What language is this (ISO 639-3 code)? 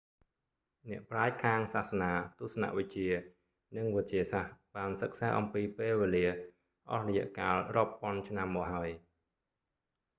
khm